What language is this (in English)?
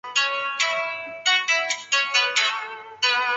Chinese